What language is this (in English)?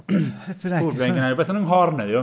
Welsh